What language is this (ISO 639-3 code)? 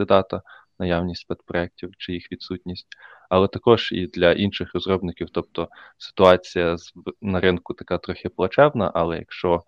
ukr